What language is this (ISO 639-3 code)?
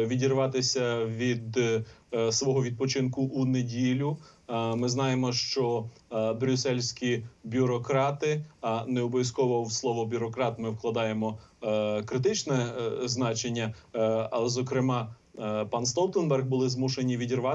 ukr